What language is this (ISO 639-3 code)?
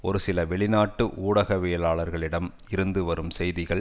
tam